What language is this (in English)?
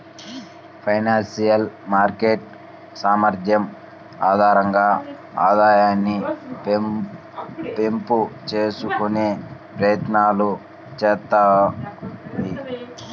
Telugu